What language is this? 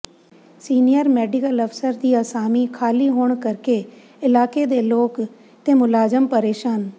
Punjabi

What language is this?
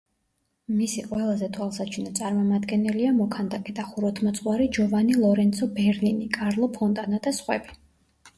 Georgian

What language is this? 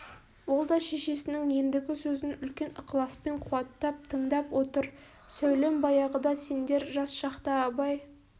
Kazakh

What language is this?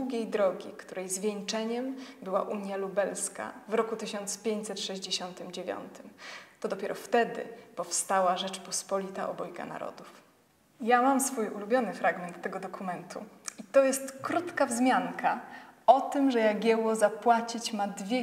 Polish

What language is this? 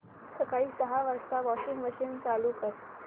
Marathi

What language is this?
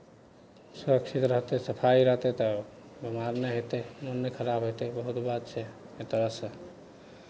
Maithili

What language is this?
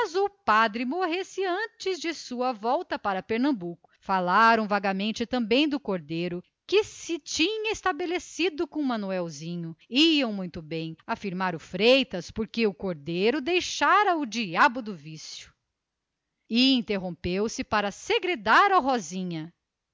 Portuguese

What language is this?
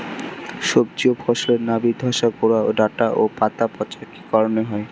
Bangla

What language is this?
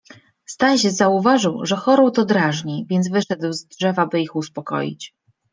Polish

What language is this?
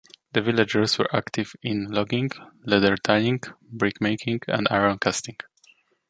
English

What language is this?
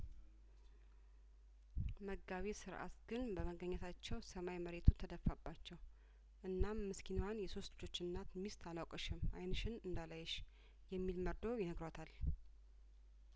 Amharic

